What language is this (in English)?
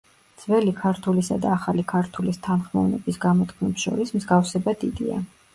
Georgian